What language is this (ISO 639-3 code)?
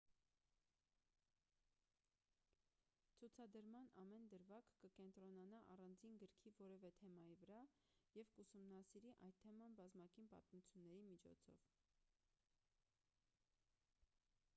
hye